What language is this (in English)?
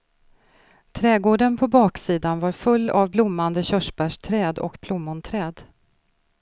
Swedish